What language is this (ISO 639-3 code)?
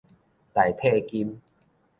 nan